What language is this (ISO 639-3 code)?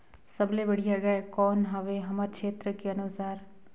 hne